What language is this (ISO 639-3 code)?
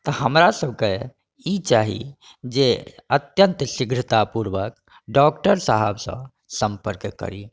mai